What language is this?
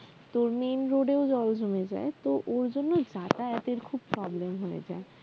Bangla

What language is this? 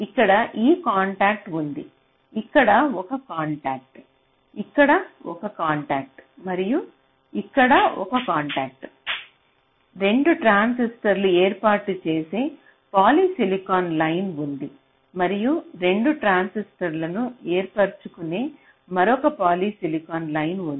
Telugu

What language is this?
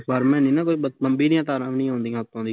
Punjabi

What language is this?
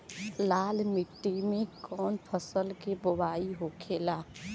Bhojpuri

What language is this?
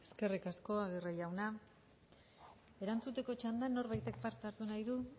Basque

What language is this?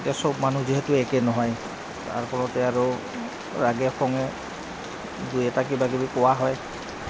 Assamese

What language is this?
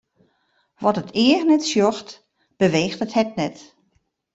Western Frisian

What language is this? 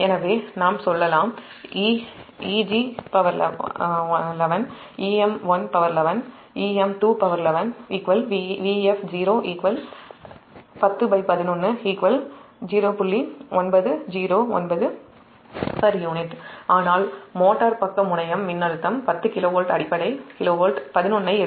Tamil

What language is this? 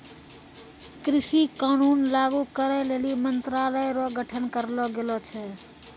Maithili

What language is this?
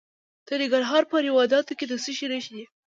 Pashto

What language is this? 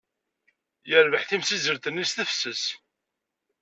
Kabyle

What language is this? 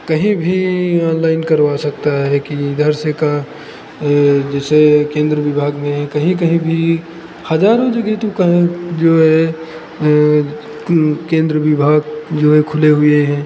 Hindi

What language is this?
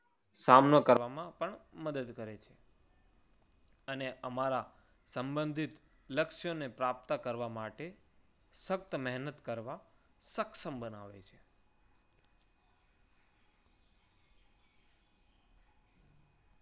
Gujarati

